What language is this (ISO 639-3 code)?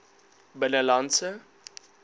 afr